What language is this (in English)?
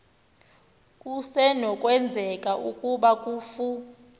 Xhosa